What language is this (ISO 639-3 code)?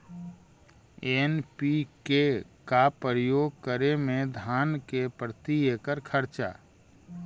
mag